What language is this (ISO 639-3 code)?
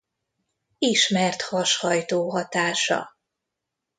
hun